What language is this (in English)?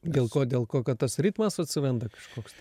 Lithuanian